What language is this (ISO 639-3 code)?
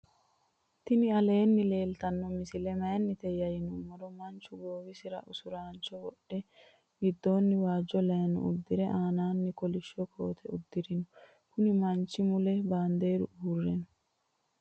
sid